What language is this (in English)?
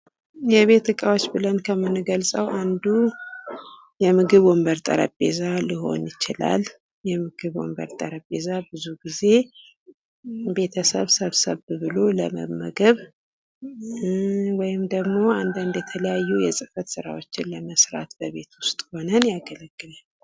Amharic